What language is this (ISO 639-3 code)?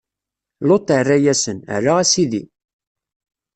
kab